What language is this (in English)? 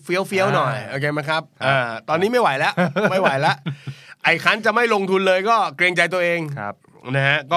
Thai